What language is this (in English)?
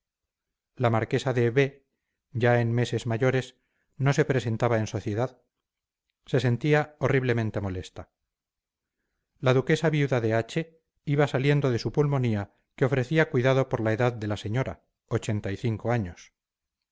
Spanish